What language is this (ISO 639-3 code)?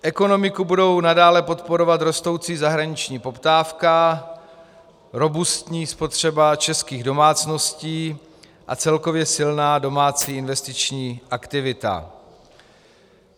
ces